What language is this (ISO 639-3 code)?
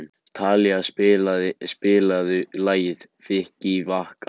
isl